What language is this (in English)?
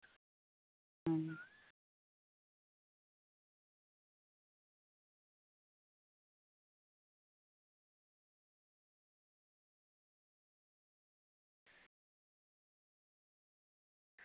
Santali